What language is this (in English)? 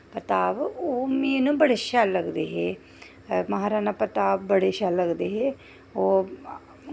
Dogri